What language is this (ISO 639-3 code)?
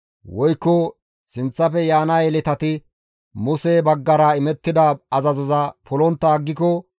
gmv